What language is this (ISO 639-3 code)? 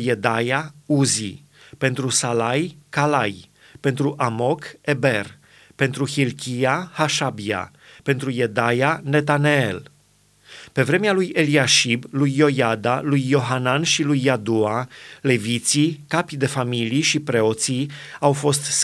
ron